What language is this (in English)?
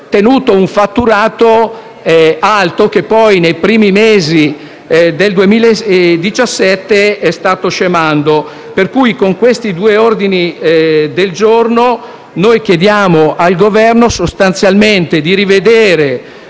Italian